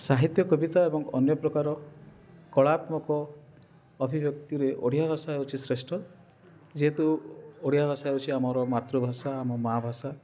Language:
Odia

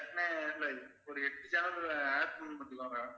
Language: Tamil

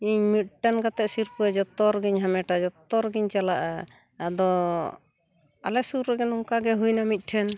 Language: Santali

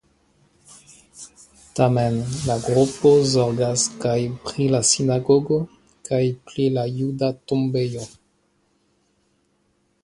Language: Esperanto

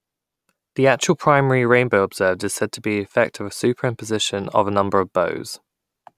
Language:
English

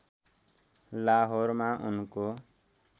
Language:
Nepali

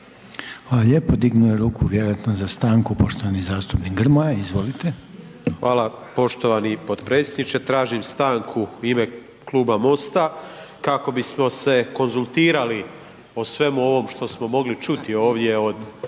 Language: Croatian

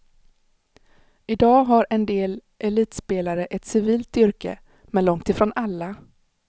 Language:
Swedish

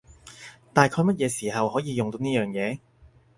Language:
Cantonese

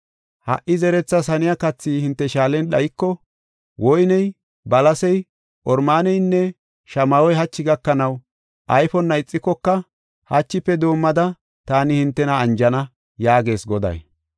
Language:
Gofa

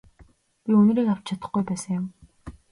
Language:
Mongolian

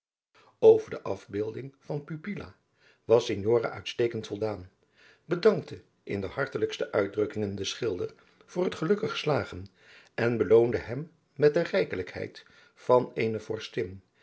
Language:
Dutch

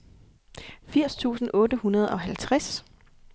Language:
Danish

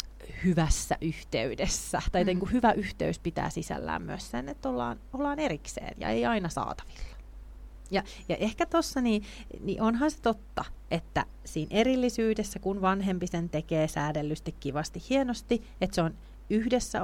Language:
Finnish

